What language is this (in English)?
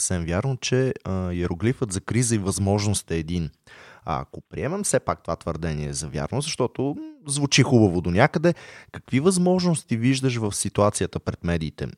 Bulgarian